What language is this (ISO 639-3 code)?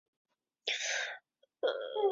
zho